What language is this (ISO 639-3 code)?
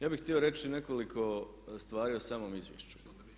hrv